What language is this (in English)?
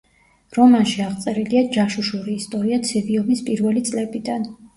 Georgian